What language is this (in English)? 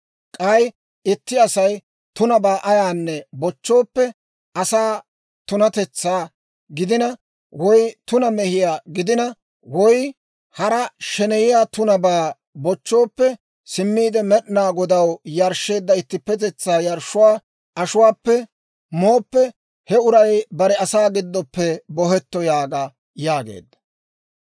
Dawro